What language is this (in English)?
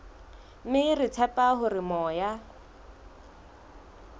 Southern Sotho